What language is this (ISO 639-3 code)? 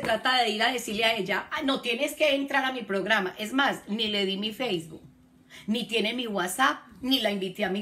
spa